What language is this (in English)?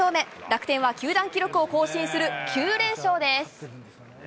Japanese